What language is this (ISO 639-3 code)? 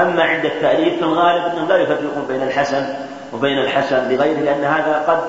ara